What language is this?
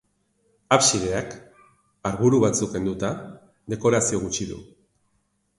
Basque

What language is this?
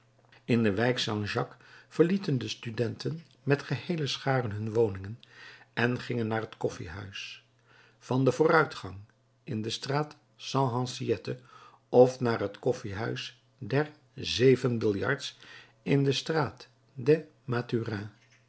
Dutch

